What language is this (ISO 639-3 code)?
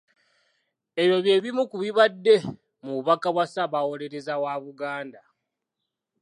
lug